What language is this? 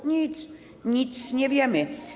Polish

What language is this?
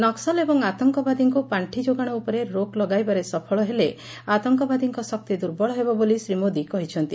Odia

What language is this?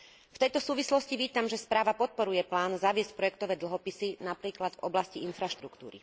Slovak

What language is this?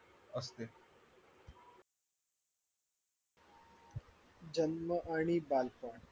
Marathi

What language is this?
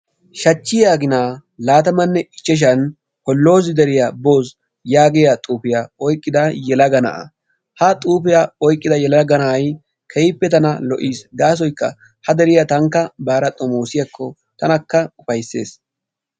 Wolaytta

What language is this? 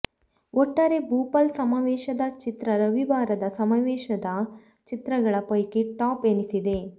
Kannada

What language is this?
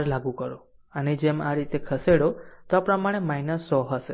Gujarati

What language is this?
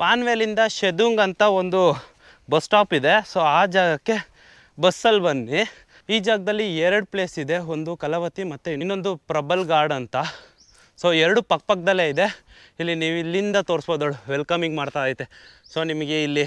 Arabic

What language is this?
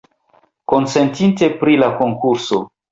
Esperanto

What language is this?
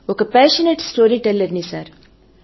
Telugu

